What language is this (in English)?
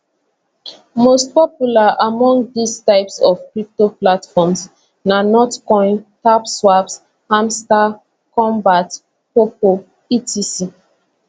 Nigerian Pidgin